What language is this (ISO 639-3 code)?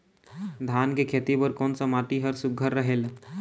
hne